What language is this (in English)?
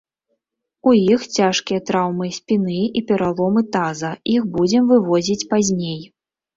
Belarusian